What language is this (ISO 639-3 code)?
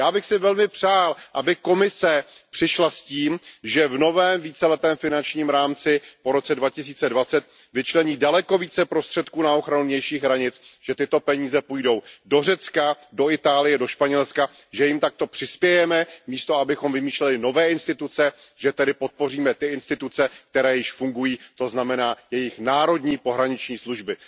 ces